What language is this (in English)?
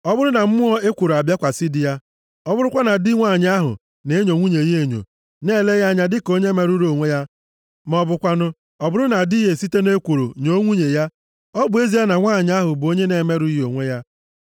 Igbo